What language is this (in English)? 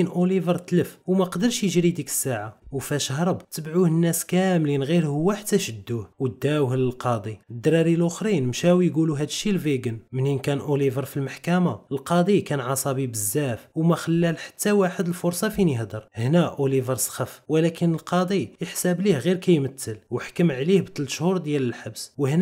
Arabic